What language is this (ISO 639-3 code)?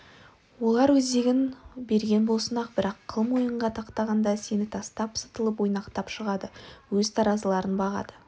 kaz